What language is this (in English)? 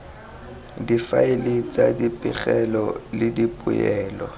Tswana